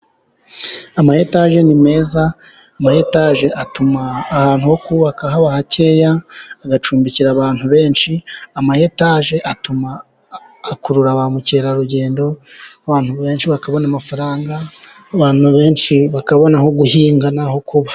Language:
Kinyarwanda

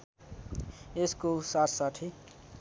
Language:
Nepali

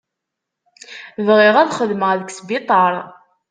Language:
Kabyle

